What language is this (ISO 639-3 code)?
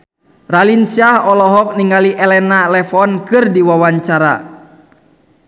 sun